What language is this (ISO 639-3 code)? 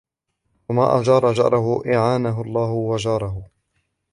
ara